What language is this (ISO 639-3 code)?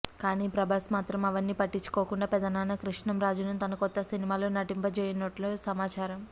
tel